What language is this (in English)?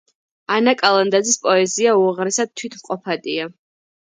Georgian